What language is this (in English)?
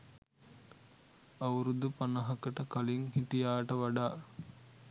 Sinhala